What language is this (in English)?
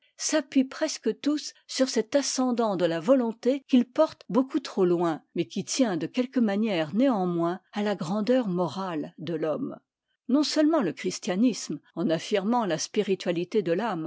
French